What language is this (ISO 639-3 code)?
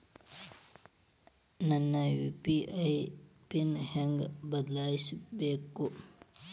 kan